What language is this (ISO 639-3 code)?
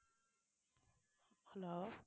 tam